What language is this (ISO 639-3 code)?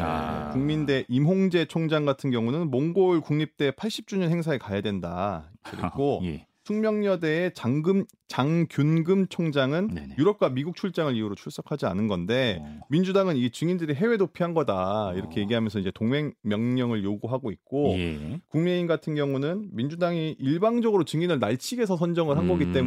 kor